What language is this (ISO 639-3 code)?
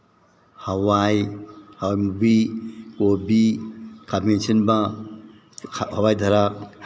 mni